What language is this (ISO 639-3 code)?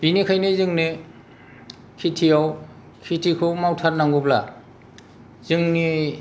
brx